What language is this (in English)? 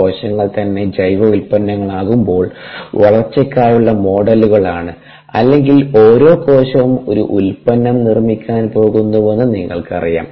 Malayalam